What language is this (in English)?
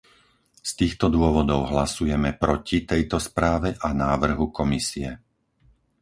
Slovak